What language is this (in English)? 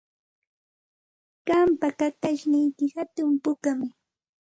Santa Ana de Tusi Pasco Quechua